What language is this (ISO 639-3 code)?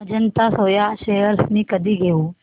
mar